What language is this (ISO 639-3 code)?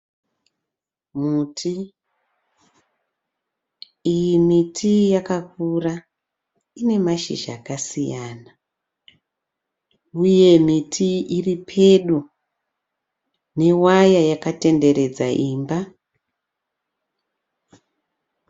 sna